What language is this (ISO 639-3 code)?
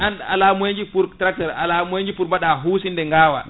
ful